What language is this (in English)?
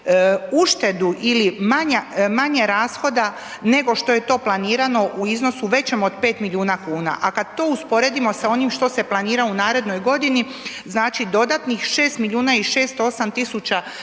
Croatian